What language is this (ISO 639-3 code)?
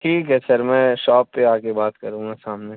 urd